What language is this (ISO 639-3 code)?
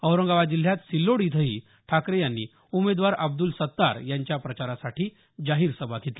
mar